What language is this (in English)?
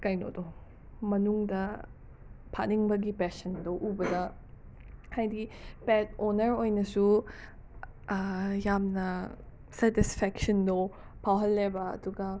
Manipuri